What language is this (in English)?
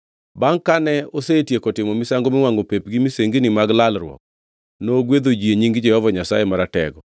Luo (Kenya and Tanzania)